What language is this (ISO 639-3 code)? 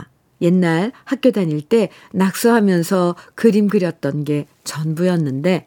kor